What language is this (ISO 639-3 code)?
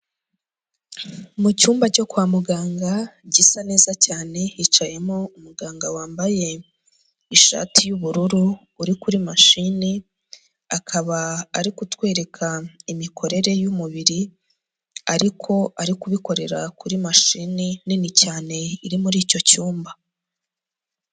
kin